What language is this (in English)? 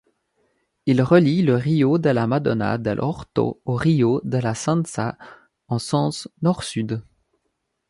French